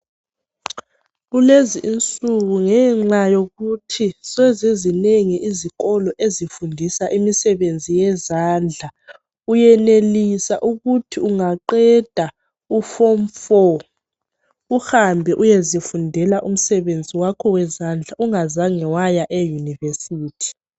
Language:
North Ndebele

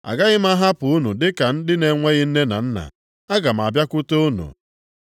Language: Igbo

